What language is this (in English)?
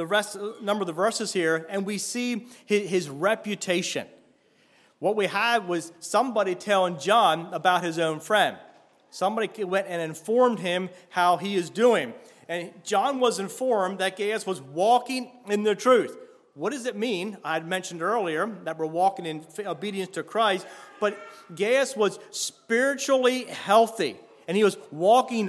English